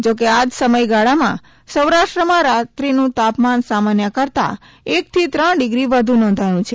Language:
Gujarati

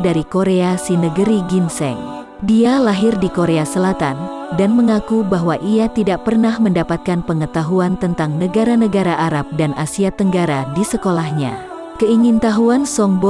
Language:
Indonesian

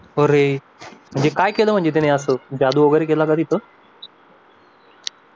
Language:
Marathi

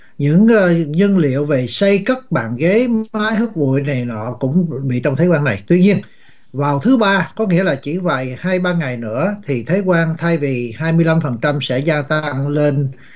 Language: Vietnamese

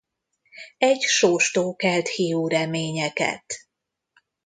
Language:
Hungarian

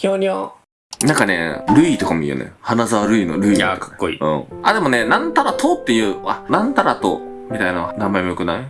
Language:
Japanese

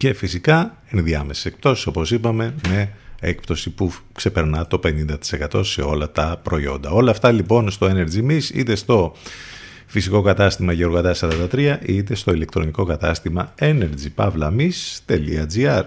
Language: Greek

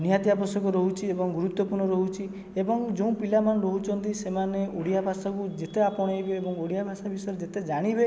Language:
Odia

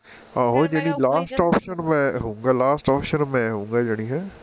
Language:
Punjabi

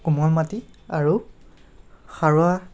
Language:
Assamese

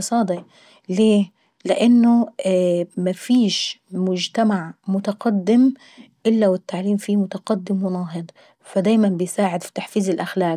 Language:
Saidi Arabic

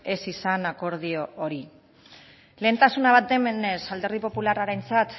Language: Basque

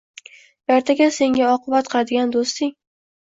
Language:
Uzbek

